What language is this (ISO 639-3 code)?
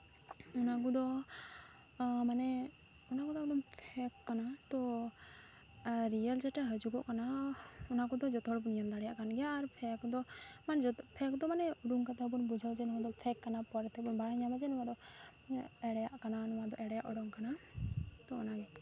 sat